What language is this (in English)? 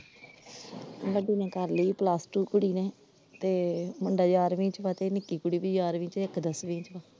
Punjabi